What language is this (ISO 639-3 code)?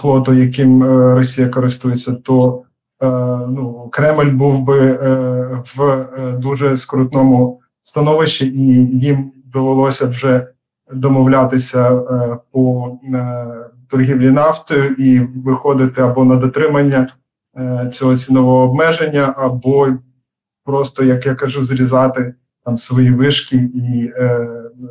ukr